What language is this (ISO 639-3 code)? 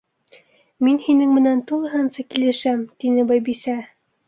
bak